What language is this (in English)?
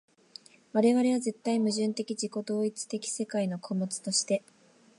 Japanese